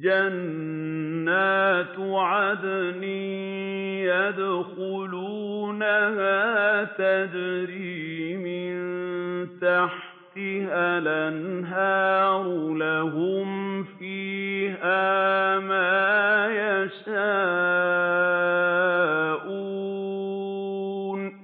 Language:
Arabic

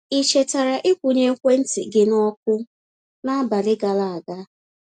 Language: Igbo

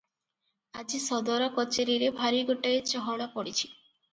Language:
Odia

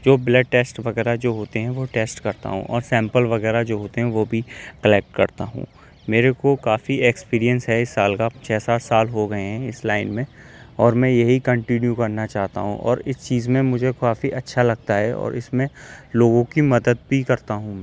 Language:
Urdu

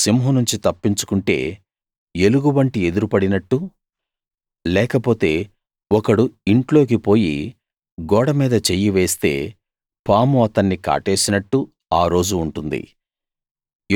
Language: Telugu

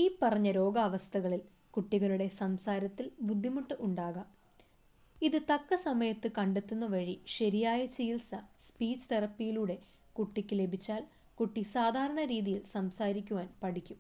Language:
Malayalam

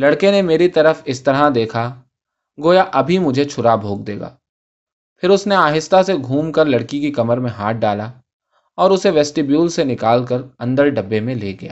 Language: Urdu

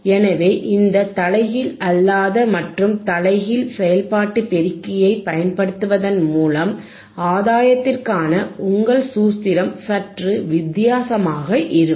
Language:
Tamil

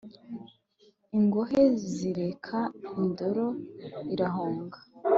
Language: Kinyarwanda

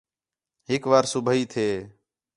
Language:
Khetrani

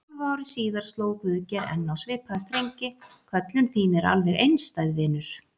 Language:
Icelandic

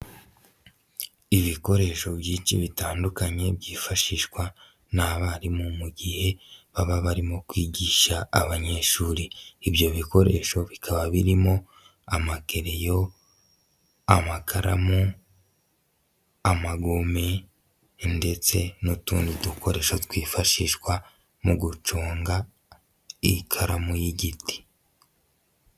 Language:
Kinyarwanda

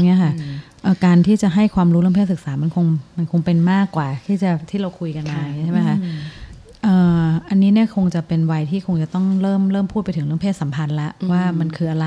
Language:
Thai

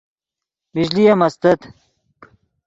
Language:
Yidgha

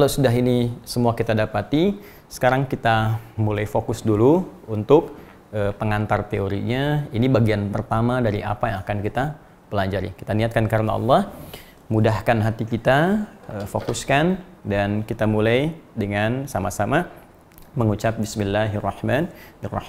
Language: Indonesian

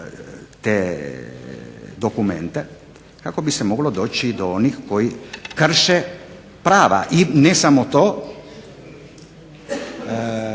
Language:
Croatian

